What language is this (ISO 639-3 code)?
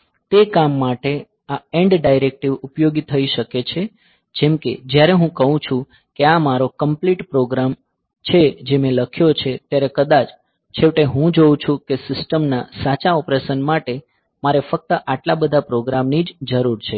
guj